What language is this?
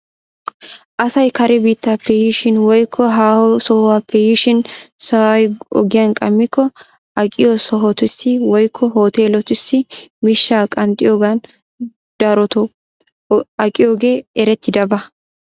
Wolaytta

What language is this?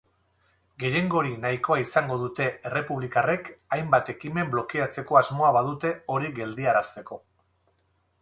Basque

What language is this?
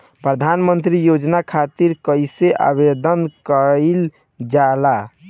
Bhojpuri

